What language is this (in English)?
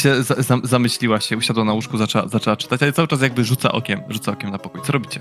Polish